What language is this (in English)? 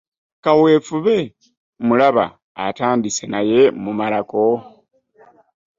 Ganda